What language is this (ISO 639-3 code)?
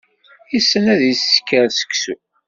kab